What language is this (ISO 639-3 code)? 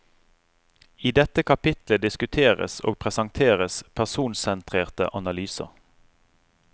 nor